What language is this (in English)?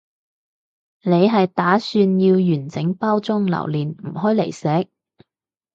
Cantonese